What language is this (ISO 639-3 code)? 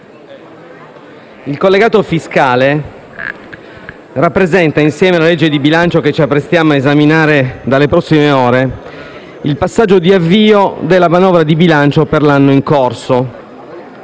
ita